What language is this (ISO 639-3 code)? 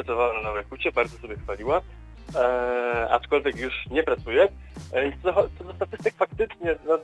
pol